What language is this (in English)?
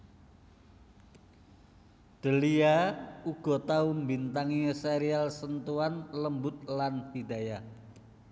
Javanese